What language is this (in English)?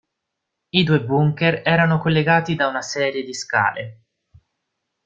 Italian